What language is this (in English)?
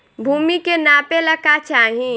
Bhojpuri